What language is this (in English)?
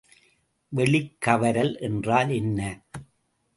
Tamil